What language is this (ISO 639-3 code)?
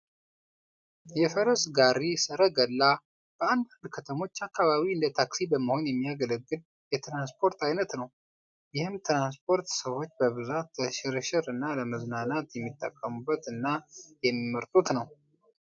amh